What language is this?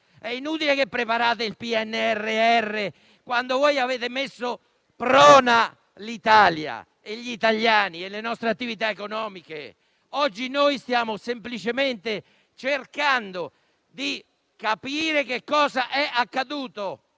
Italian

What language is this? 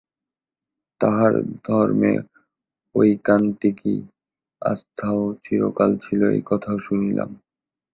Bangla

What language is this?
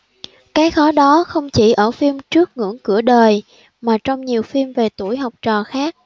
Vietnamese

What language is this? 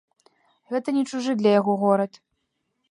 Belarusian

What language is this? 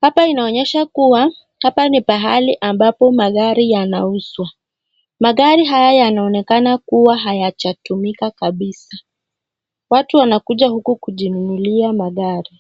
Swahili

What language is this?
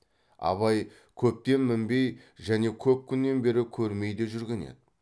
Kazakh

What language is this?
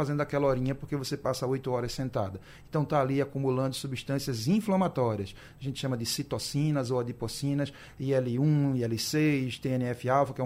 Portuguese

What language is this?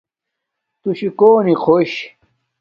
Domaaki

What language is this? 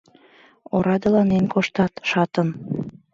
Mari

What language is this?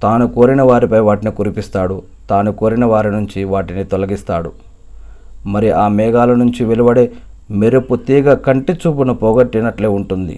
Telugu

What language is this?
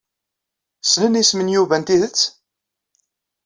Kabyle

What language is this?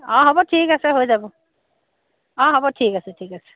Assamese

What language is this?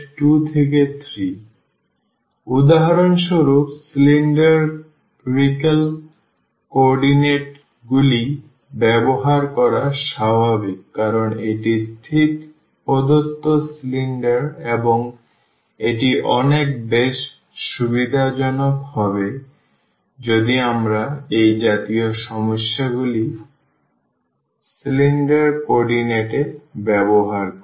Bangla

